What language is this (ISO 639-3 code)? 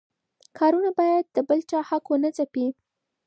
pus